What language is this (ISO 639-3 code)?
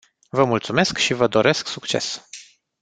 ron